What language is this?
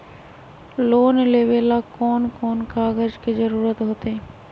Magahi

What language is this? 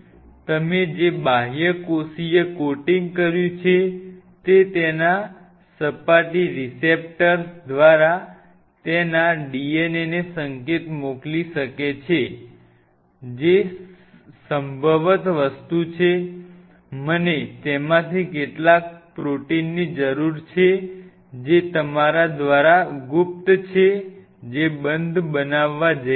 Gujarati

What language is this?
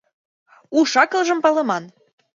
Mari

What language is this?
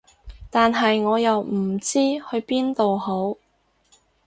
Cantonese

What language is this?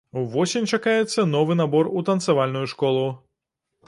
Belarusian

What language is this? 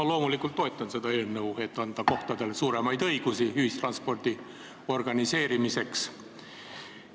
Estonian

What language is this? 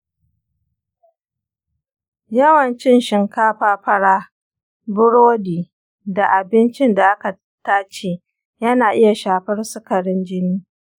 Hausa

